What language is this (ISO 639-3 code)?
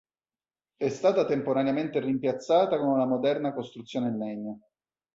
ita